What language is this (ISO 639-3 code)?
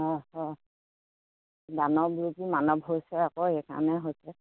asm